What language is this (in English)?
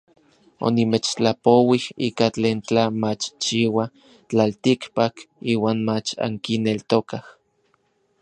Orizaba Nahuatl